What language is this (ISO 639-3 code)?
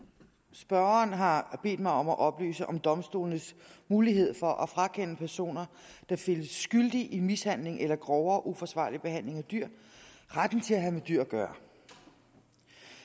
dan